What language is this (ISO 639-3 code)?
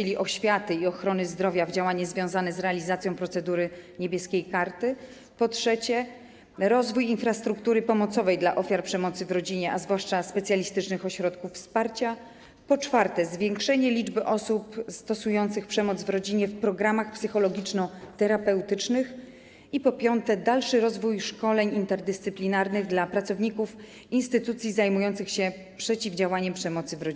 pol